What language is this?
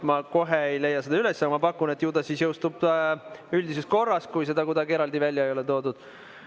Estonian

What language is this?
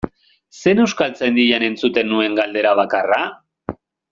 Basque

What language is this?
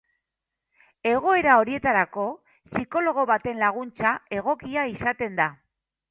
Basque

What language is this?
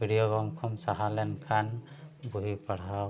Santali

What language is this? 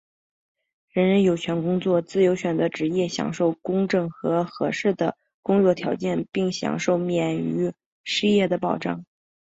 Chinese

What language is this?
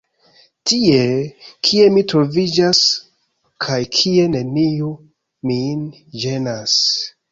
Esperanto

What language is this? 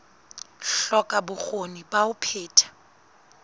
Southern Sotho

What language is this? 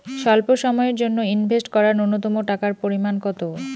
Bangla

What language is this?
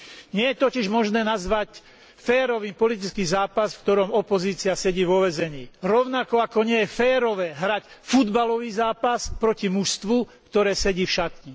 Slovak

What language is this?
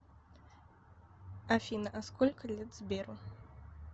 Russian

